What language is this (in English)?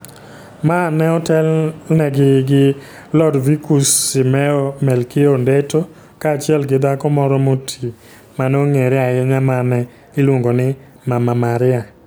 Luo (Kenya and Tanzania)